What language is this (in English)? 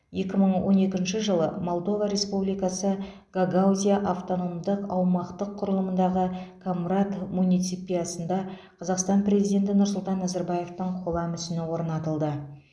Kazakh